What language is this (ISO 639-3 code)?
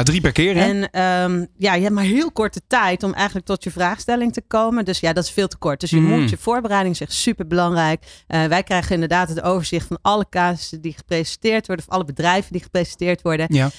nld